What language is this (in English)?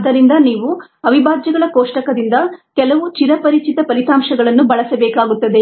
Kannada